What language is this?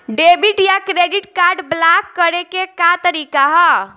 Bhojpuri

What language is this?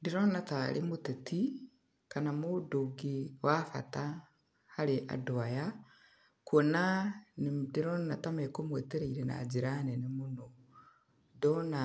Kikuyu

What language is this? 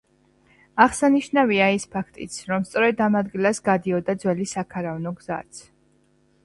Georgian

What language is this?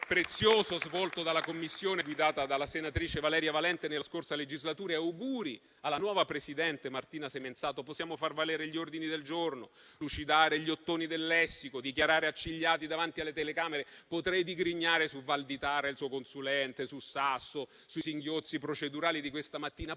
Italian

